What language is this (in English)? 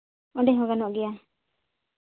Santali